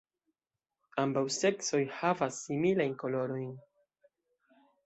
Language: Esperanto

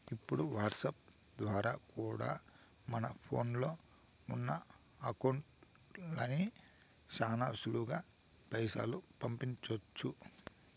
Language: Telugu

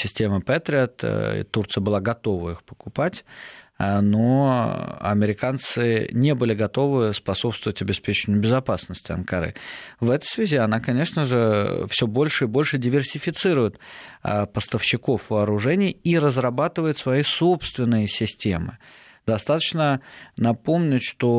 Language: Russian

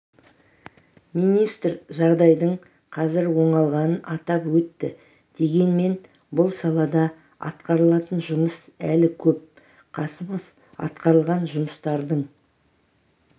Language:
Kazakh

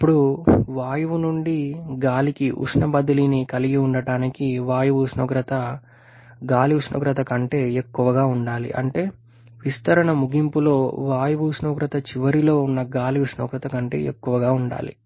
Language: Telugu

